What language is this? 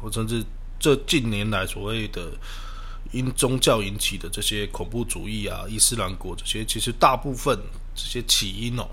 Chinese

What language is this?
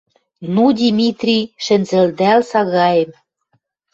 Western Mari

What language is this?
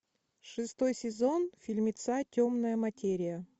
Russian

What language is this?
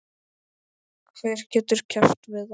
Icelandic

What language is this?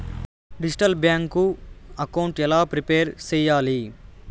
Telugu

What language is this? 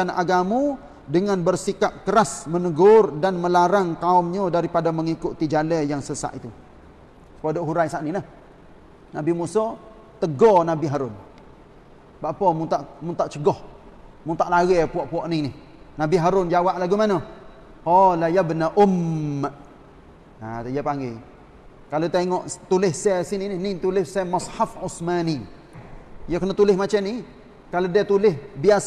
Malay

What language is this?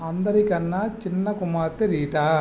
Telugu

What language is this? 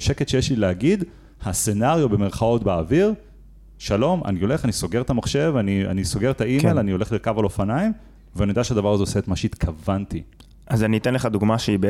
Hebrew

